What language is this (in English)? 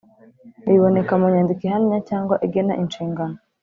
Kinyarwanda